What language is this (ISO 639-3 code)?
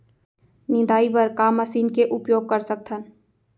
hne